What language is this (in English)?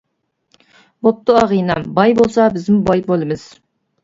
Uyghur